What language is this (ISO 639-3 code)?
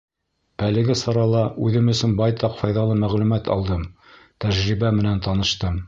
bak